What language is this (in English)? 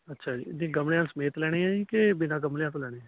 Punjabi